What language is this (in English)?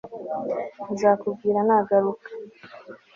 Kinyarwanda